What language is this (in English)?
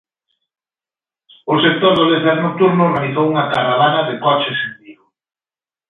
Galician